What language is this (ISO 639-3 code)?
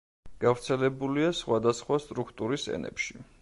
kat